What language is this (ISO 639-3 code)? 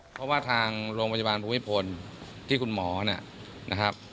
tha